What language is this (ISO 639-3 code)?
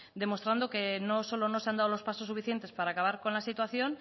spa